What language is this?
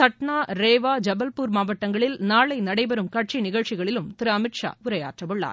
Tamil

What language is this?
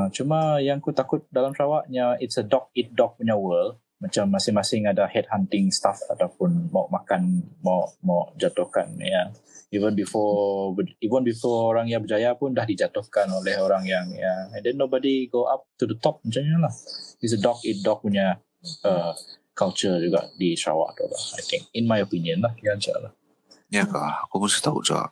Malay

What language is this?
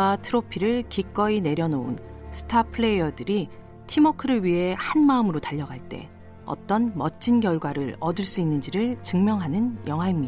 Korean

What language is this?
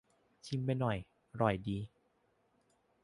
Thai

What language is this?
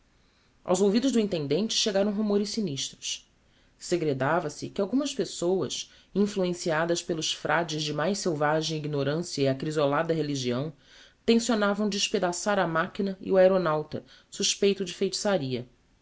Portuguese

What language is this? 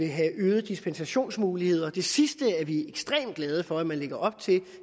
Danish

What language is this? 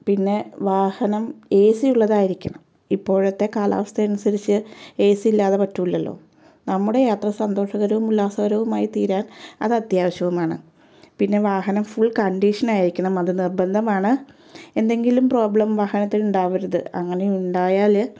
Malayalam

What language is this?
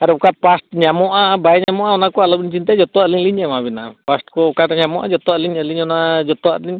Santali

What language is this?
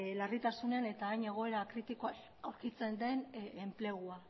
Basque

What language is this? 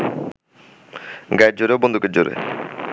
Bangla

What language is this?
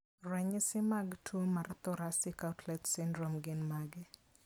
Luo (Kenya and Tanzania)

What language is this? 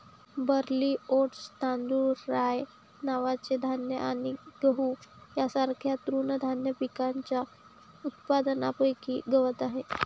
Marathi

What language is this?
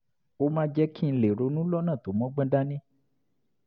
Yoruba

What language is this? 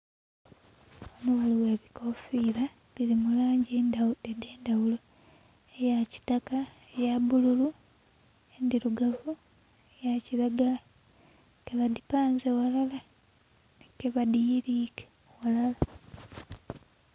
Soga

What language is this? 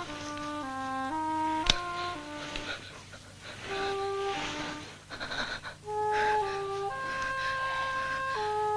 Japanese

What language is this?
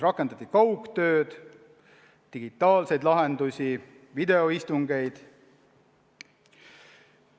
Estonian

